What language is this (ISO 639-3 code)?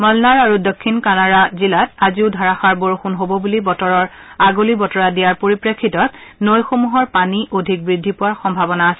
asm